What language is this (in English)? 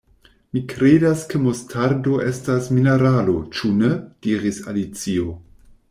Esperanto